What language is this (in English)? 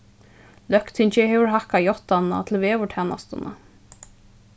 Faroese